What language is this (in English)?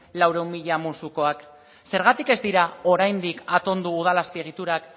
Basque